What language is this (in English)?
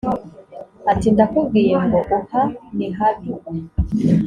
Kinyarwanda